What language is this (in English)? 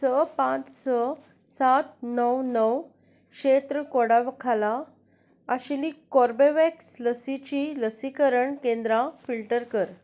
Konkani